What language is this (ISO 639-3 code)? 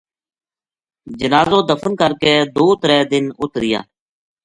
gju